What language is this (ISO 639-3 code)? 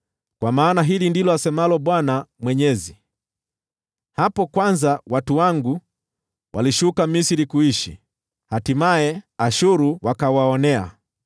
swa